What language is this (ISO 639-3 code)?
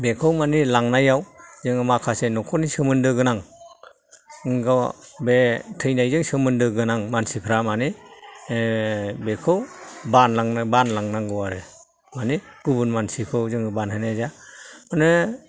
brx